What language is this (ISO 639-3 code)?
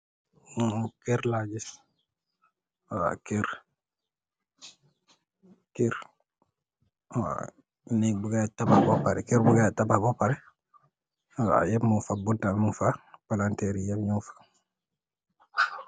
wol